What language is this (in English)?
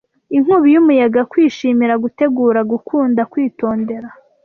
Kinyarwanda